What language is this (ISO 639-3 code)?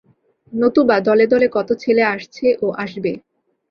ben